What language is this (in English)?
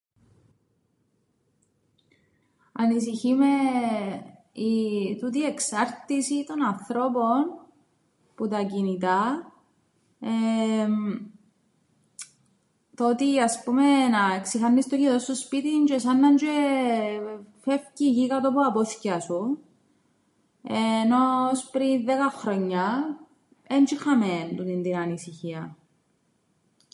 Greek